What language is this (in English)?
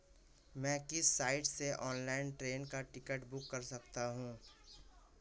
Hindi